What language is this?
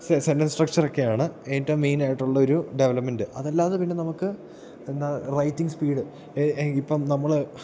Malayalam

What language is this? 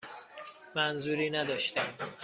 Persian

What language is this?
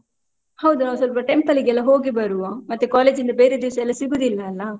Kannada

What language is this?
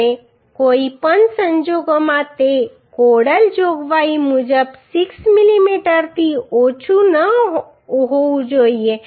Gujarati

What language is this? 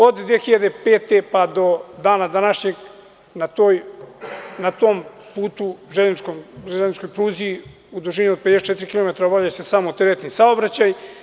Serbian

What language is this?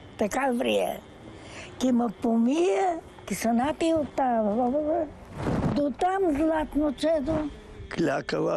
Bulgarian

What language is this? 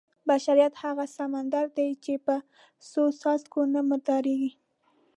Pashto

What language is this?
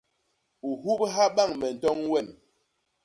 Basaa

